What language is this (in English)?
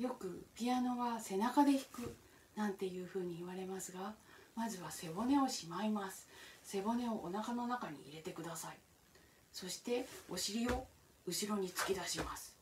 Japanese